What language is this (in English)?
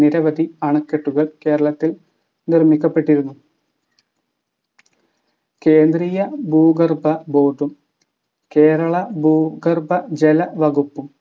Malayalam